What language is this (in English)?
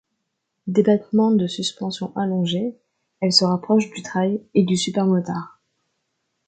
French